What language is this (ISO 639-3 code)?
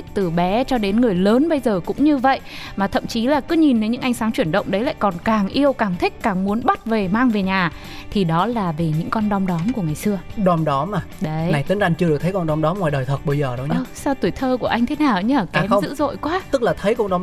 vie